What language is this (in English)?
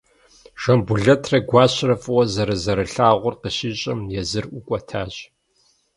Kabardian